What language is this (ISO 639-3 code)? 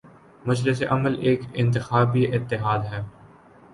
urd